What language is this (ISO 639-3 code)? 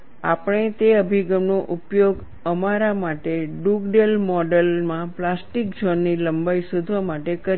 guj